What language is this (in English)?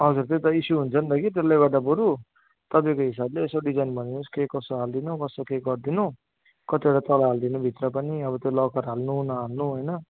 Nepali